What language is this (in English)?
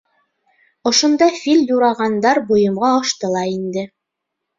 Bashkir